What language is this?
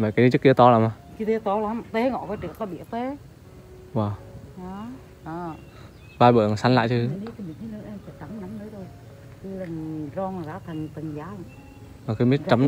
Vietnamese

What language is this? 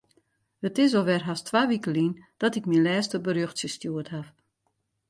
Western Frisian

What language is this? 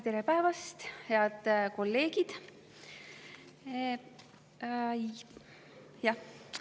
Estonian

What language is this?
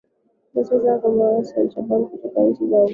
Swahili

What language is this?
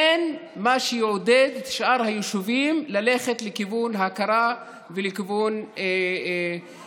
Hebrew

